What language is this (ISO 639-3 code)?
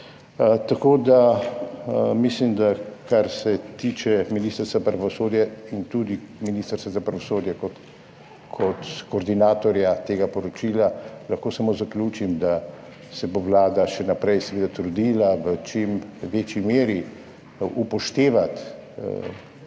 slv